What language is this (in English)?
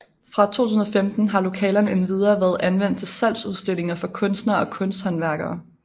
Danish